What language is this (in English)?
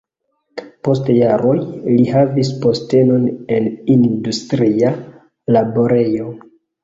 Esperanto